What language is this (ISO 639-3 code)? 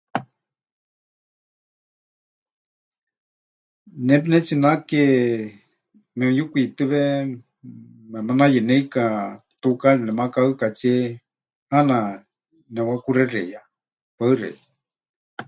hch